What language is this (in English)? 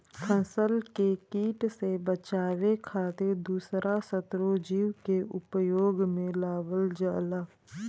Bhojpuri